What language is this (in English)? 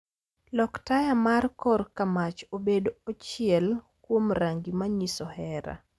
Luo (Kenya and Tanzania)